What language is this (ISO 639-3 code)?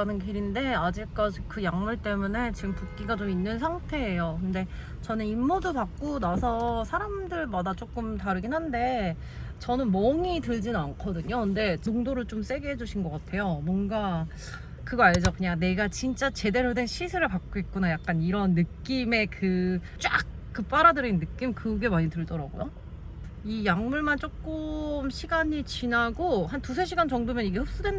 kor